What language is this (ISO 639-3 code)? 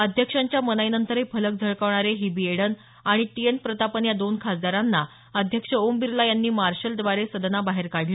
mar